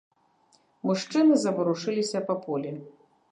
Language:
Belarusian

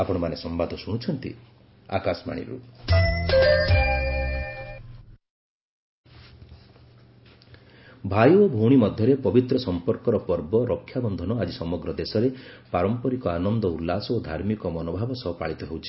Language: Odia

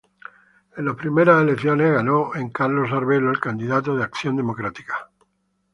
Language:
Spanish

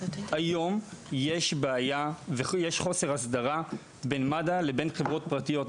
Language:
Hebrew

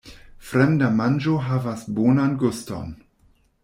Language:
Esperanto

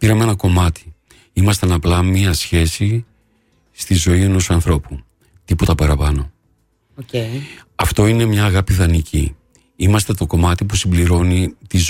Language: Greek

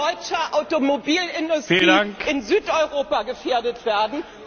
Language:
German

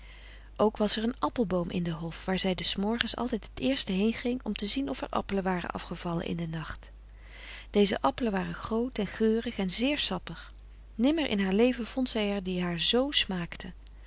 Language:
Dutch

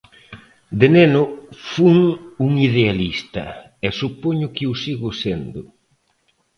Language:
Galician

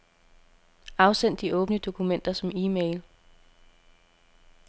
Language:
Danish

